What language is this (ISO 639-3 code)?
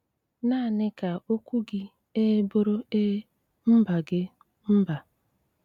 ibo